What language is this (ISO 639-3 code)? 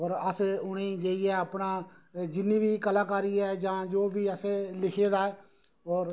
doi